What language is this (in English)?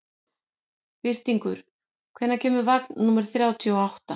Icelandic